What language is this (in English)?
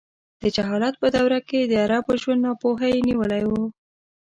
Pashto